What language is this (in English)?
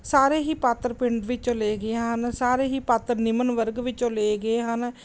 Punjabi